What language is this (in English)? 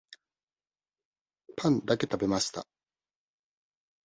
Japanese